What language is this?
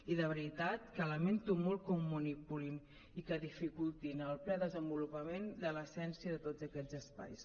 Catalan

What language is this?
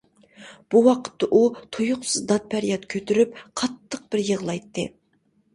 Uyghur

